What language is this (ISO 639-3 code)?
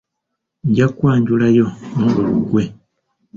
lug